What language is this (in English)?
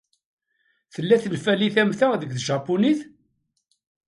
Kabyle